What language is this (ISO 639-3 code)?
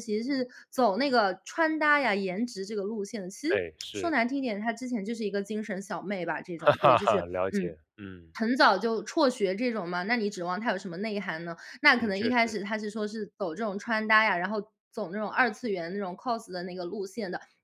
zho